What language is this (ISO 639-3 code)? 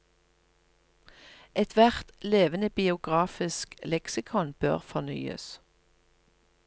nor